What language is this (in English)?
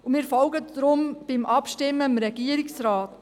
Swiss German